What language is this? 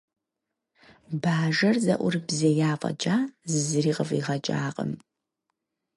Kabardian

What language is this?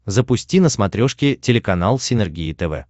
Russian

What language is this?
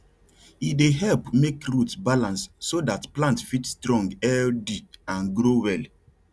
Nigerian Pidgin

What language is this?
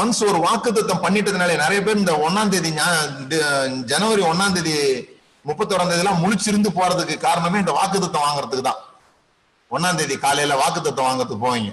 Tamil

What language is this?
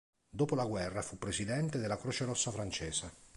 Italian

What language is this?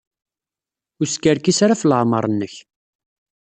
Kabyle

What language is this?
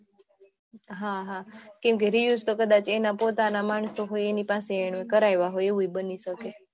Gujarati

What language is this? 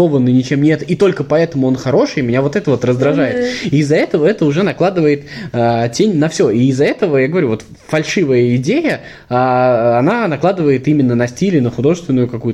Russian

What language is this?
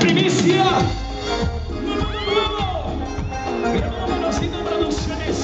Spanish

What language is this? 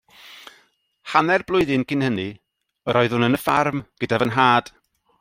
Welsh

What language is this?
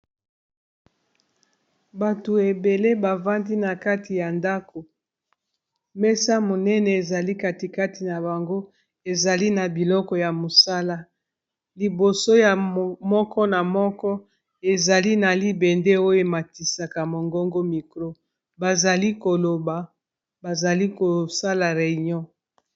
Lingala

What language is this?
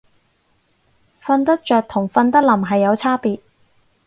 Cantonese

